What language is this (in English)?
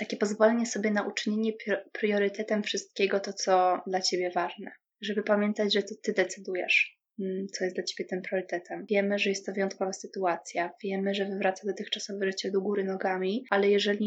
Polish